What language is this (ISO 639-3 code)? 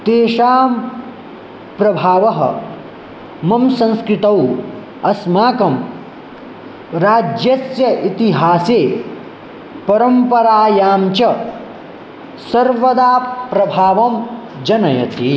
san